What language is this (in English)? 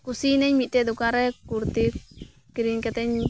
Santali